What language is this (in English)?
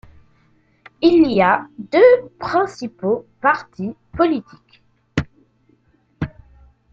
French